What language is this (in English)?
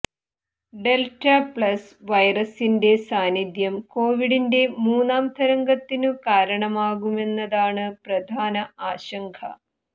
Malayalam